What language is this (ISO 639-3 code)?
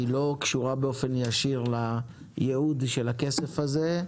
heb